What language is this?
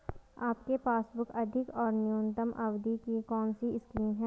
Hindi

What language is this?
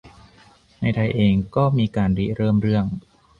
Thai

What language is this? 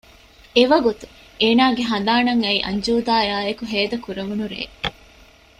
Divehi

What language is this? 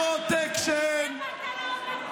Hebrew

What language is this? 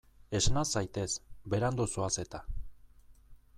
Basque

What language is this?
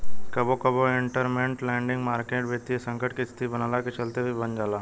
Bhojpuri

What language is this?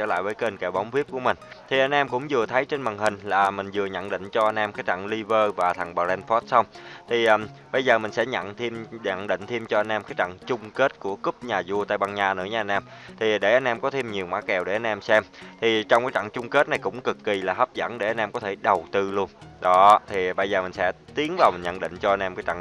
Vietnamese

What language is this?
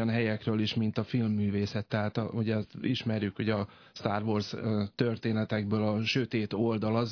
Hungarian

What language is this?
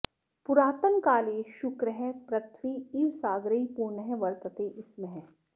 Sanskrit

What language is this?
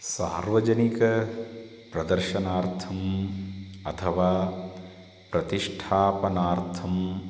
Sanskrit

